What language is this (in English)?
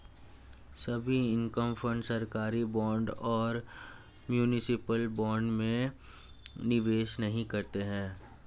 Hindi